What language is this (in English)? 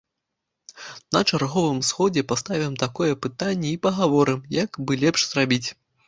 Belarusian